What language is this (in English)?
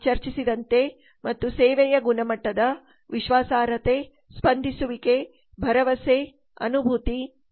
Kannada